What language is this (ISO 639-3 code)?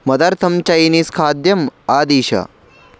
san